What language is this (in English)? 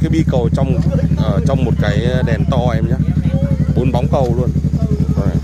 Vietnamese